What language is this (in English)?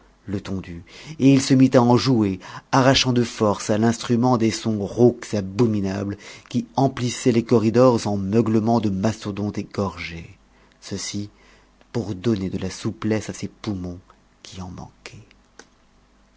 French